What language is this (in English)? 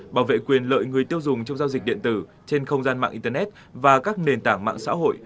Vietnamese